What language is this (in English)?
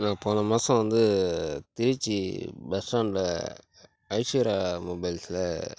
Tamil